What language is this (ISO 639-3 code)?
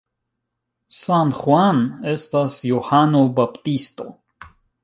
epo